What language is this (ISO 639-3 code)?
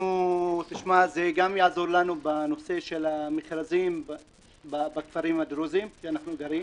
heb